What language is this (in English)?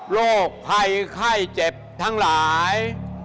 Thai